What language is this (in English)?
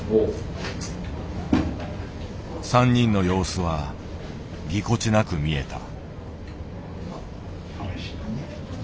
Japanese